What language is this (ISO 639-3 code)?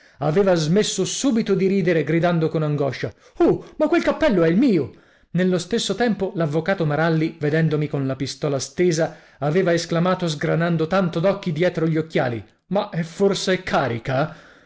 ita